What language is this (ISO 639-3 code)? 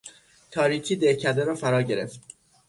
fas